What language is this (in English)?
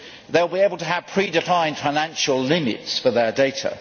English